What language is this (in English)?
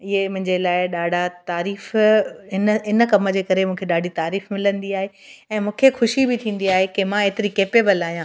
Sindhi